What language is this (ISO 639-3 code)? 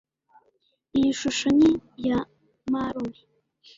kin